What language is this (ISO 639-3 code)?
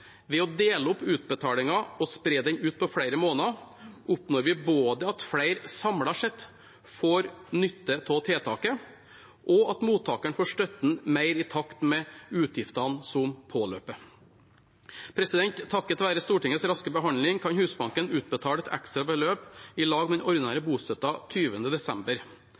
nob